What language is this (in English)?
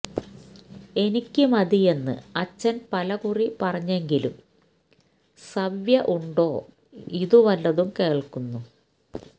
Malayalam